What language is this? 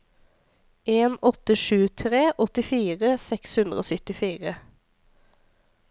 Norwegian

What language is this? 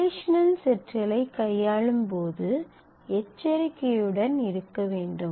Tamil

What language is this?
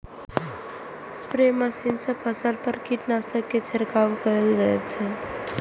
Maithili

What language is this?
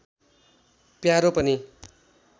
Nepali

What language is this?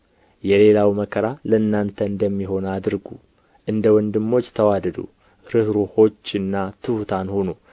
Amharic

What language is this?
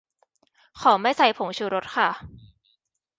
Thai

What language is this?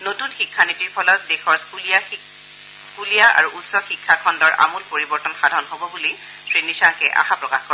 Assamese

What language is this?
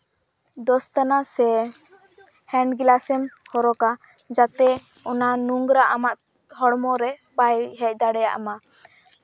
Santali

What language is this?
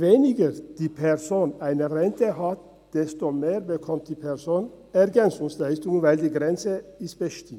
Swiss German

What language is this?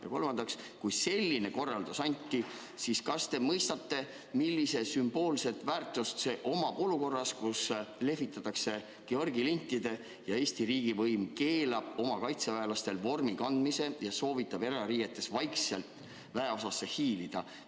Estonian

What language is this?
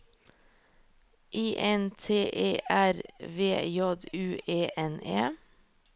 Norwegian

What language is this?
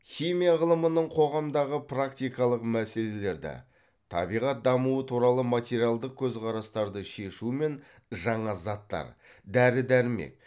Kazakh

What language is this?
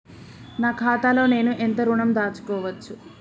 Telugu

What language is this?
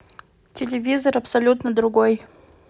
Russian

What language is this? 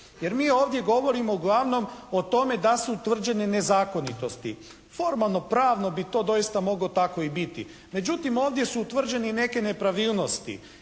Croatian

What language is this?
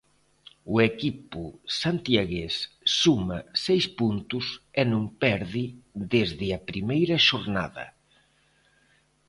Galician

